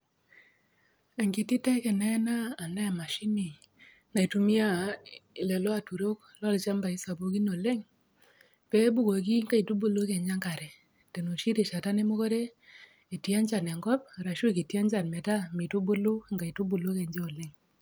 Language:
Masai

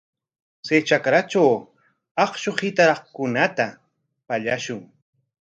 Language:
Corongo Ancash Quechua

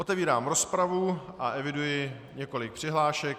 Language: Czech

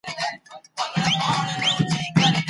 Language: Pashto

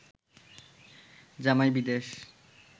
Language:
Bangla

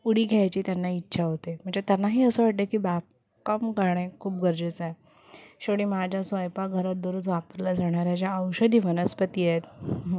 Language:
Marathi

